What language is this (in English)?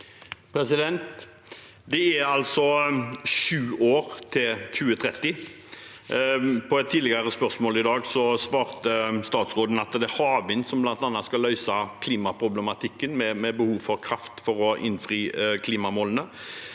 Norwegian